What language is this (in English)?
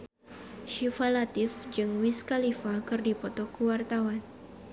Sundanese